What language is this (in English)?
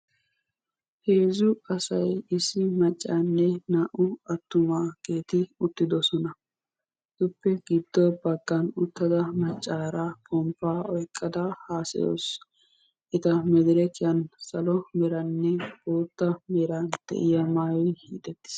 Wolaytta